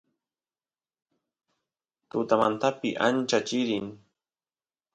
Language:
Santiago del Estero Quichua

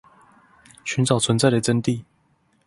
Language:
Chinese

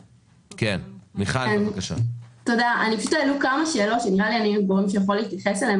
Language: Hebrew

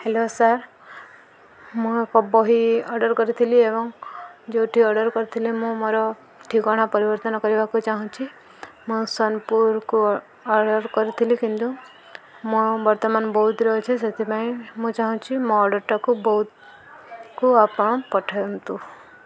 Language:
Odia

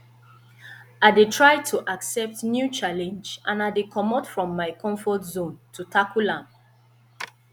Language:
Nigerian Pidgin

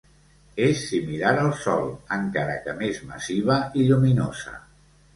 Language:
Catalan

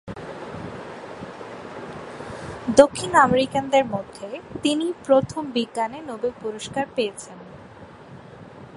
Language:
Bangla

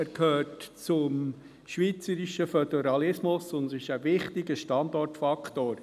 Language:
Swiss German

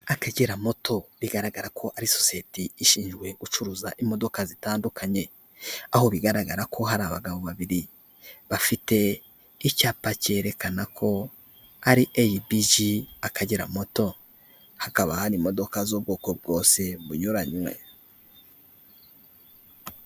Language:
Kinyarwanda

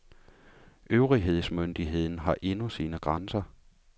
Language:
Danish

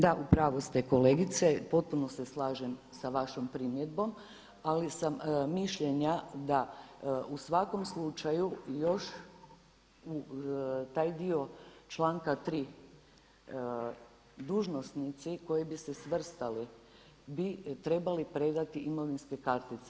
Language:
Croatian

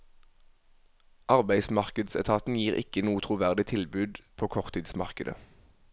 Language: Norwegian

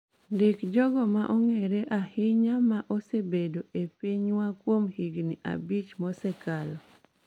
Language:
Luo (Kenya and Tanzania)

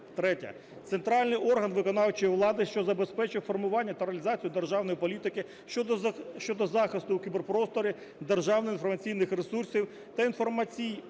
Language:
Ukrainian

